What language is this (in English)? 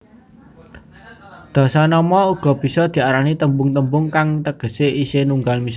Javanese